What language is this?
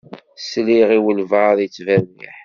Kabyle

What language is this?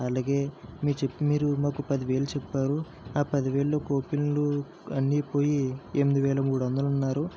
Telugu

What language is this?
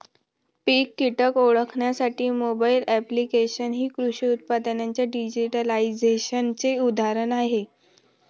Marathi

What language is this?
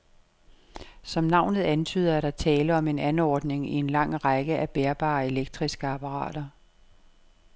Danish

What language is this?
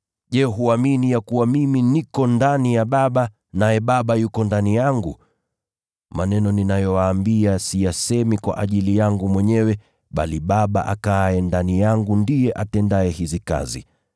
Swahili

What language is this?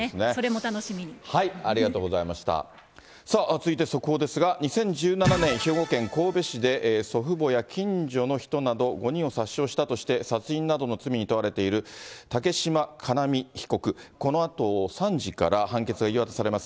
Japanese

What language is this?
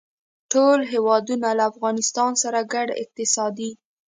Pashto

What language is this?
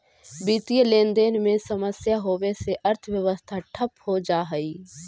Magahi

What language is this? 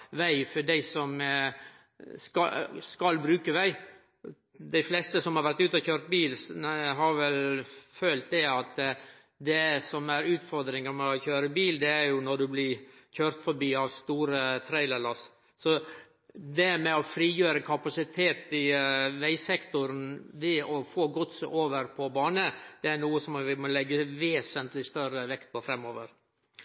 Norwegian Nynorsk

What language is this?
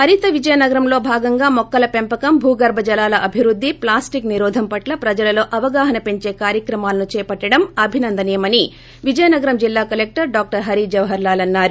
Telugu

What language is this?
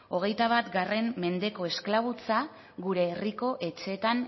Basque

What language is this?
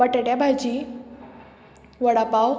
Konkani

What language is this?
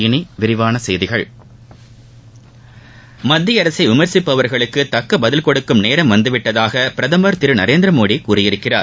Tamil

